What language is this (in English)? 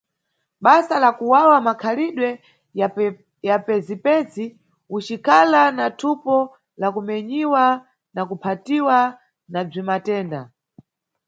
Nyungwe